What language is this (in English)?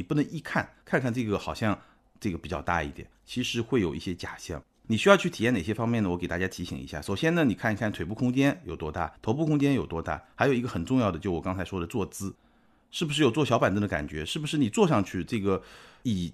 Chinese